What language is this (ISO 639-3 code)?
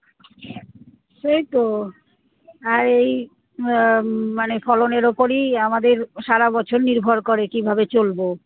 ben